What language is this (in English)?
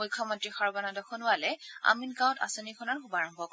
Assamese